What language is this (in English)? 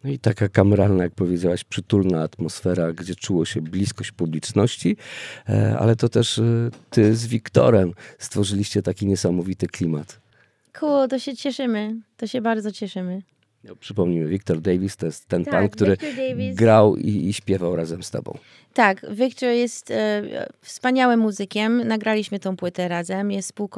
Polish